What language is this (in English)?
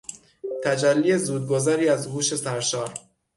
Persian